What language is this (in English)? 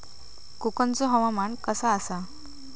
Marathi